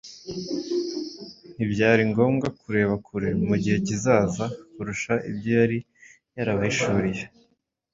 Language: Kinyarwanda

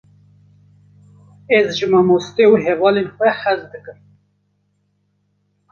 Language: Kurdish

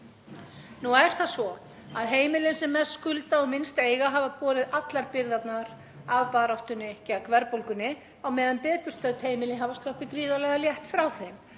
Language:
Icelandic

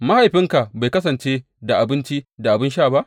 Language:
Hausa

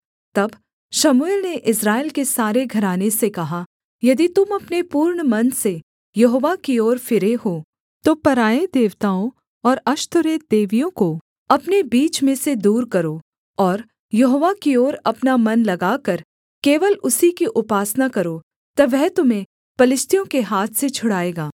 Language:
Hindi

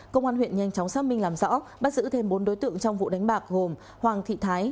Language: Vietnamese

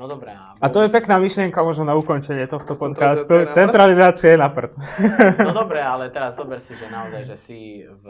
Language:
Slovak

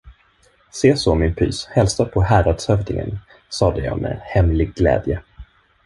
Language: Swedish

